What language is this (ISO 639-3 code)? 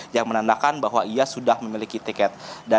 ind